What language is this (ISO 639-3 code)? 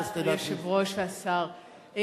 heb